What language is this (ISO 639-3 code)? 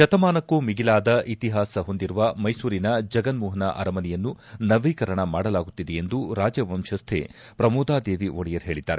kan